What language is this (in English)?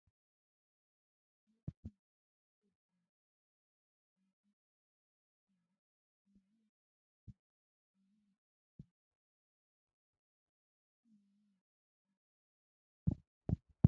Wolaytta